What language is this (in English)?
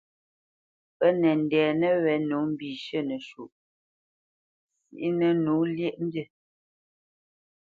Bamenyam